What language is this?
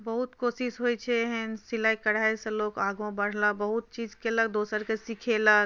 Maithili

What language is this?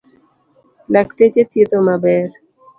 Luo (Kenya and Tanzania)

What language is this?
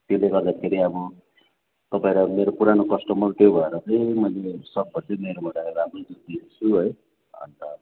Nepali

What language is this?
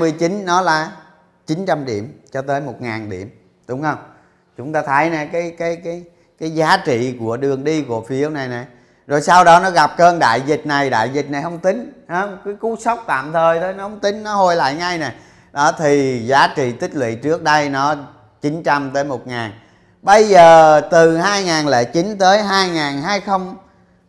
Vietnamese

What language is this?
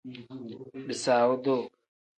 Tem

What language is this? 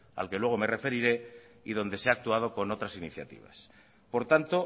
Spanish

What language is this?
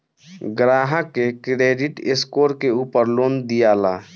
Bhojpuri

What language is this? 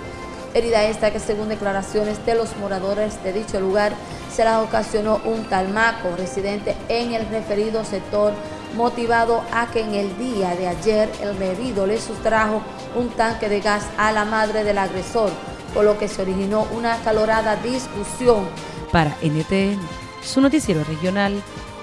Spanish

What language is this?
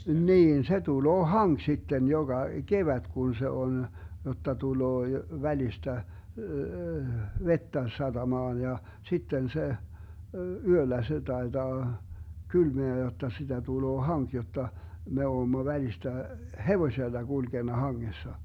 Finnish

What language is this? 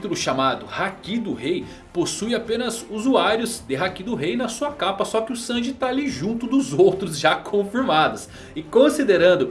Portuguese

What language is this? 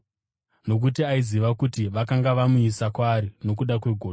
Shona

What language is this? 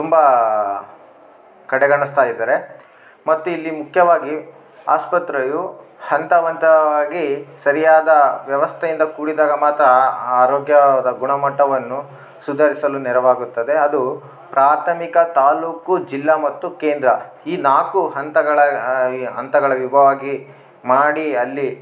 Kannada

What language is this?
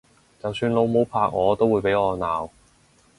Cantonese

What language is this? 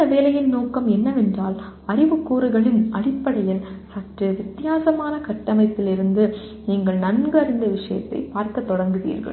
Tamil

